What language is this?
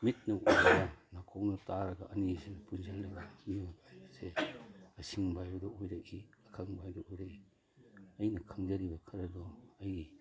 Manipuri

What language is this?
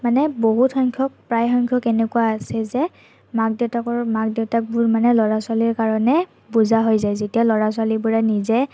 Assamese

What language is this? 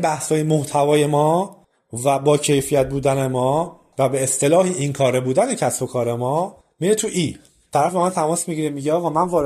Persian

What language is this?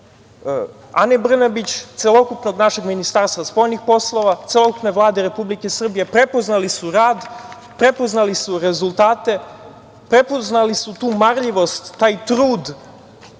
Serbian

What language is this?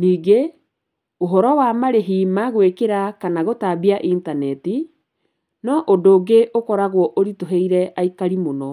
Kikuyu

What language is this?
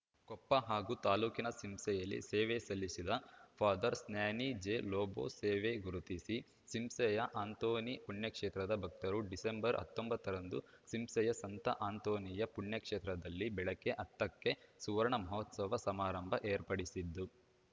Kannada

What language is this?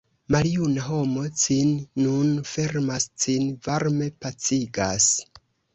Esperanto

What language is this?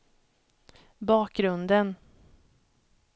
Swedish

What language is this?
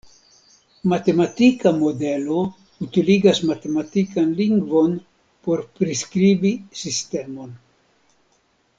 Esperanto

